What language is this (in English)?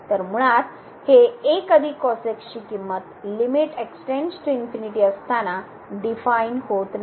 Marathi